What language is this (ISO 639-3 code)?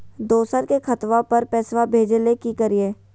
mag